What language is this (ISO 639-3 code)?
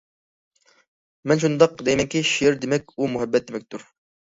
uig